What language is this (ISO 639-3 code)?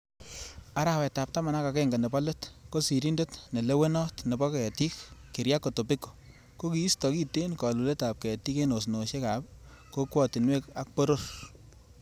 kln